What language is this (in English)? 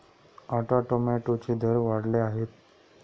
Marathi